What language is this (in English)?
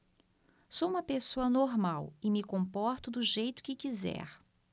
Portuguese